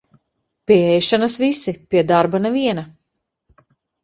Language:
Latvian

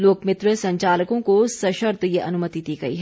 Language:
Hindi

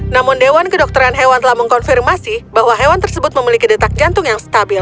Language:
Indonesian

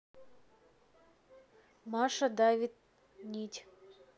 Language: Russian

